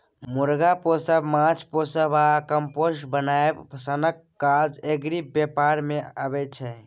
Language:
Maithili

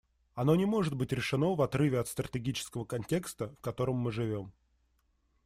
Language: Russian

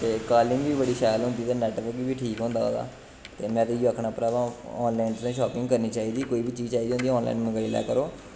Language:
Dogri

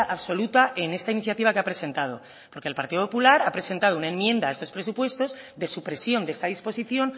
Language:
Spanish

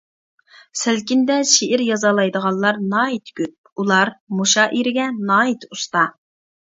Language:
Uyghur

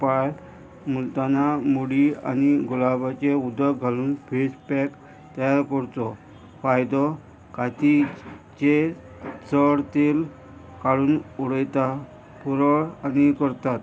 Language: Konkani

